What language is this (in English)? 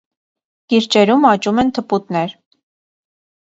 Armenian